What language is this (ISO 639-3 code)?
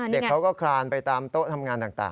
tha